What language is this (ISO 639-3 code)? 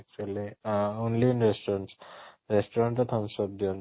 ori